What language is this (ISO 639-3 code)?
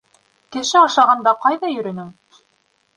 bak